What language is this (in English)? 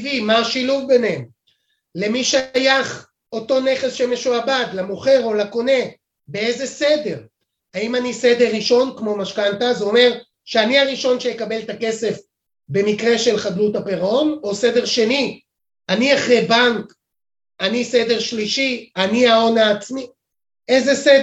Hebrew